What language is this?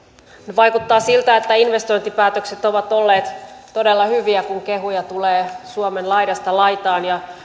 Finnish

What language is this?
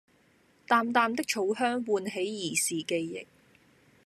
Cantonese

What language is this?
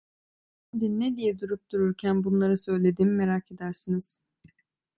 Turkish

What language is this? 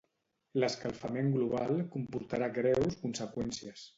Catalan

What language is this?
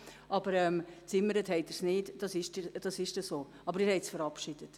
Swiss German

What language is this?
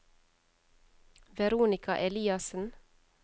Norwegian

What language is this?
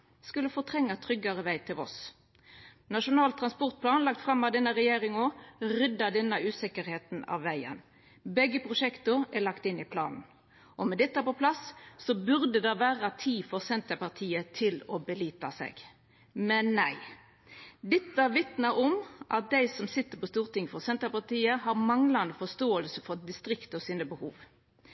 Norwegian Nynorsk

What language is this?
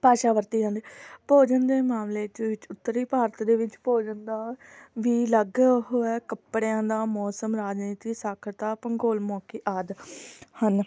Punjabi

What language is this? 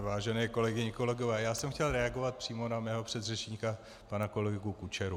Czech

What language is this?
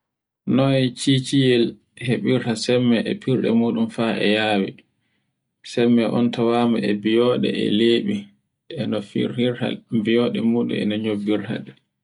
Borgu Fulfulde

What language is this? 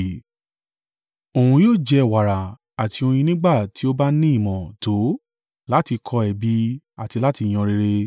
Yoruba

